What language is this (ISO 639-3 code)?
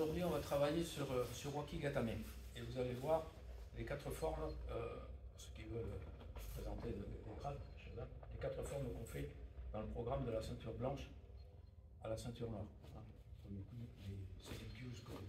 fra